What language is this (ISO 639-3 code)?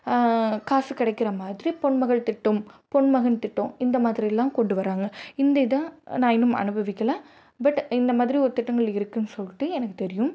tam